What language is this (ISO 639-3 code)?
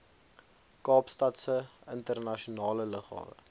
afr